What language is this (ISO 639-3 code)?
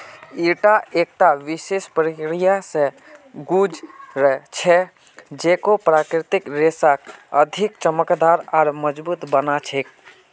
mag